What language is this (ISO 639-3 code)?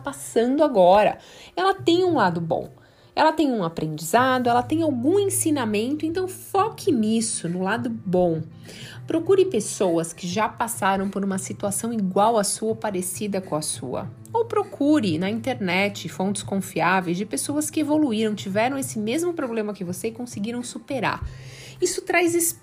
por